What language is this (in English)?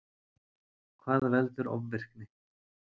Icelandic